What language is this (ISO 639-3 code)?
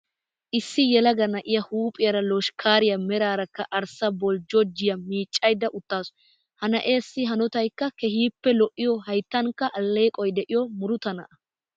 wal